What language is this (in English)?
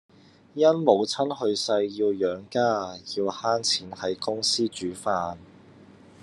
Cantonese